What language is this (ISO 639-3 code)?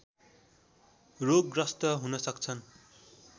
nep